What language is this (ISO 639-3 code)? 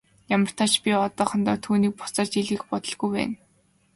mon